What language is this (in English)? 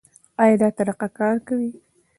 Pashto